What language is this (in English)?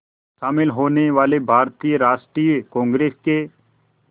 Hindi